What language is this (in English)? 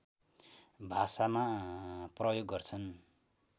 Nepali